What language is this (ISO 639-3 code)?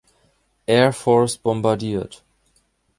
deu